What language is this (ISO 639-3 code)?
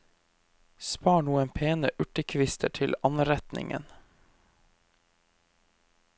nor